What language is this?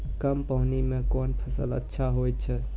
Maithili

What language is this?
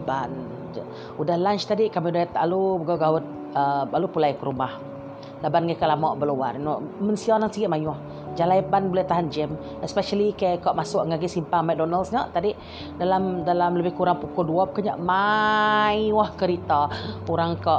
Malay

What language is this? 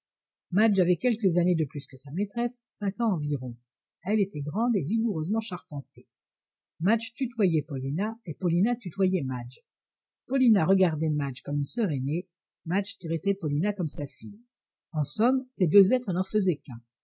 French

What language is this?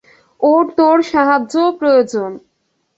Bangla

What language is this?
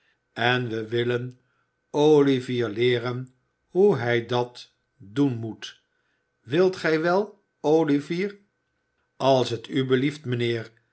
Dutch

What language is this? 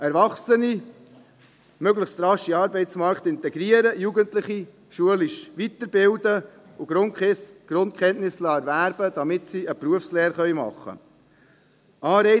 Swiss German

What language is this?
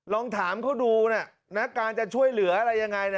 Thai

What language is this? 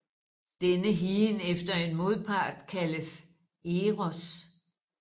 Danish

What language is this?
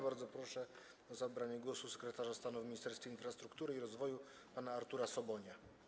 Polish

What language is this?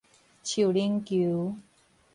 Min Nan Chinese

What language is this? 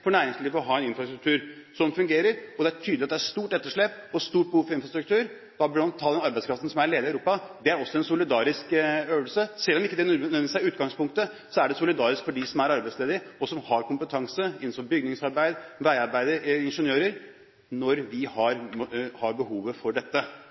Norwegian Bokmål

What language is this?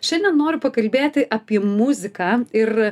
Lithuanian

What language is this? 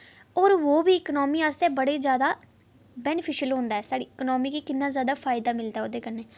Dogri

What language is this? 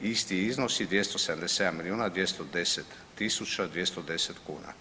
Croatian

